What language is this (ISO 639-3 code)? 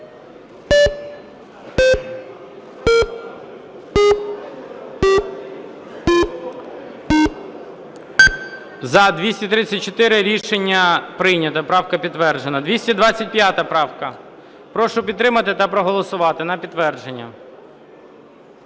ukr